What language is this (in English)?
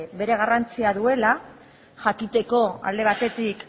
Basque